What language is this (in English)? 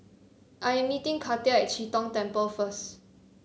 English